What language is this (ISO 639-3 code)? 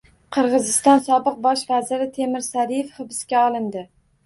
uzb